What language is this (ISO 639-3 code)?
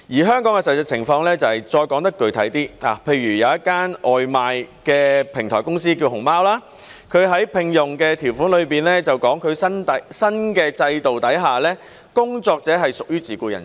yue